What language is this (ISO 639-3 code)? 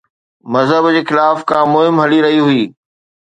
snd